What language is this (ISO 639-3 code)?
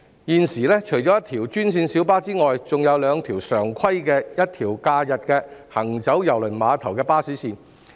yue